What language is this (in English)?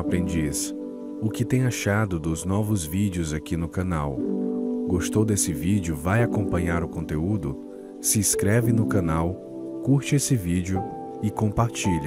Portuguese